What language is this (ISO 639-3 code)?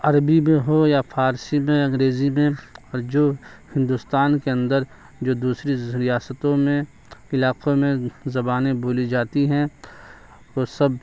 urd